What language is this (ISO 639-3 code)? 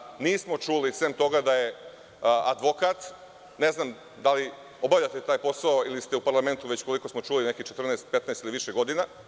srp